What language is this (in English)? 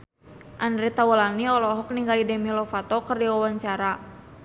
Sundanese